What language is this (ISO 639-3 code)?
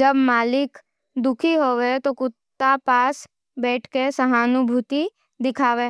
noe